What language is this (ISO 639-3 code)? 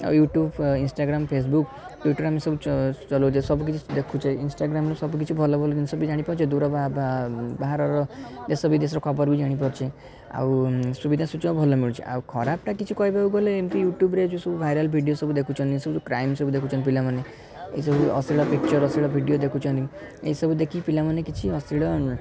ori